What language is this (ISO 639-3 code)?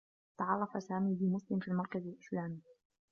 ara